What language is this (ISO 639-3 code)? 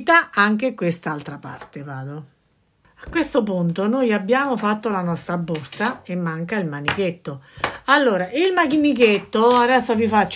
ita